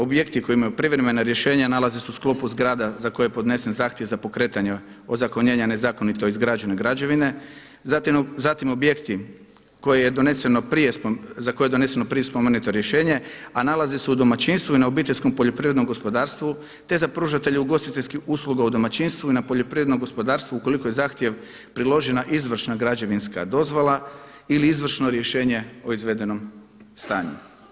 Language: Croatian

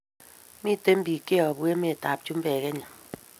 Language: Kalenjin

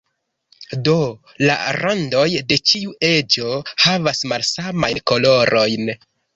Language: Esperanto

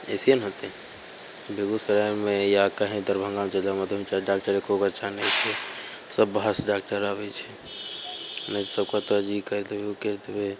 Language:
Maithili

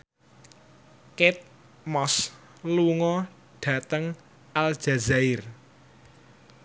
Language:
Javanese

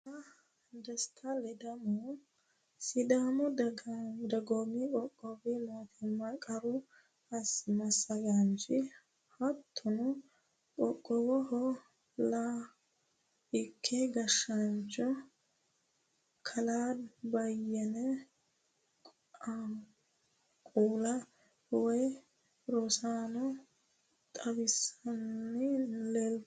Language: Sidamo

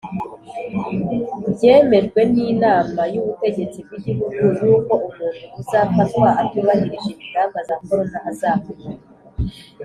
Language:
Kinyarwanda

